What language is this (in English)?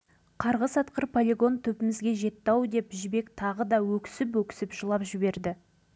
Kazakh